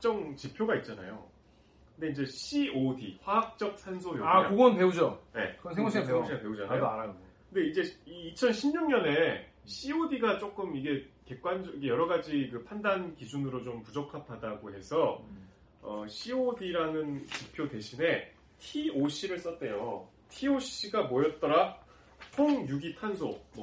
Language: Korean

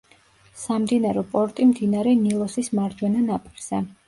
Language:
Georgian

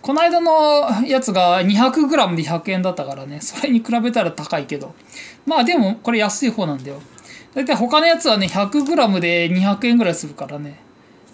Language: Japanese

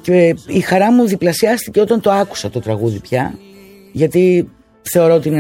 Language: Greek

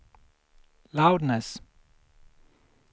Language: Swedish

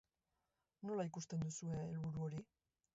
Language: Basque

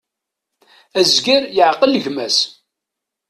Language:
Kabyle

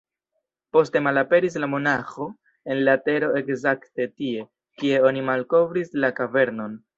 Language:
Esperanto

